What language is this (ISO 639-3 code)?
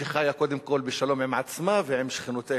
heb